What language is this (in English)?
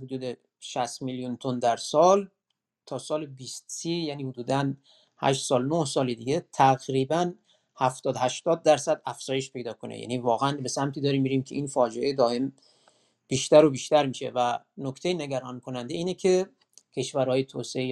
Persian